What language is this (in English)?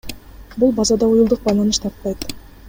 Kyrgyz